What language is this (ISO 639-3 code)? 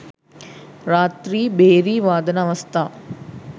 sin